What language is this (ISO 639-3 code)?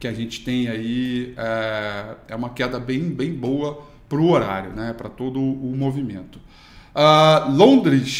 por